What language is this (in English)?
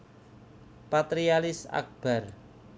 Javanese